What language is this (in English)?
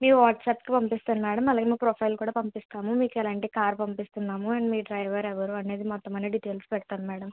Telugu